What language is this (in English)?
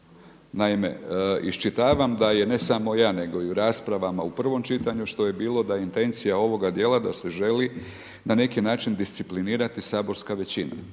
Croatian